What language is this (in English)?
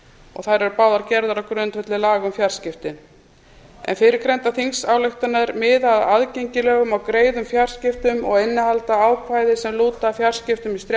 Icelandic